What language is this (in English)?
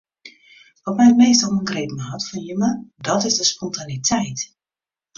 Western Frisian